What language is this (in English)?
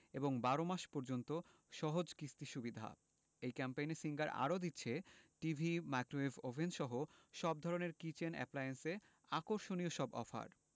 Bangla